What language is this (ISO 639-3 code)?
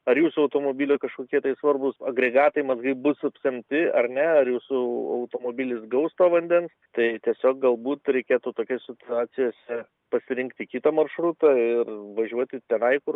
lit